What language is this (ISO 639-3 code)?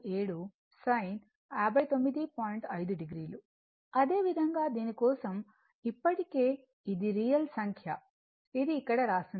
tel